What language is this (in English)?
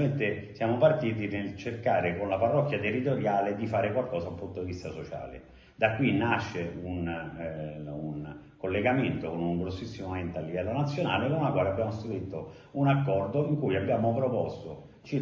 Italian